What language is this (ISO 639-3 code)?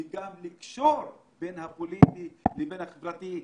heb